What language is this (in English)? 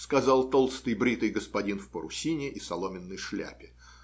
Russian